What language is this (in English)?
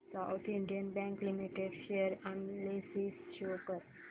Marathi